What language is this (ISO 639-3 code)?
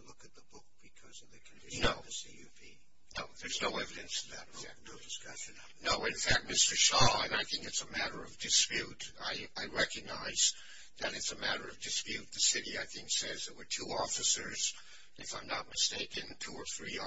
eng